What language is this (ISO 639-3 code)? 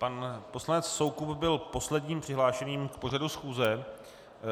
ces